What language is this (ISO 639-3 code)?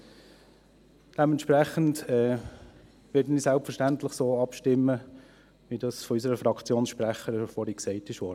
gsw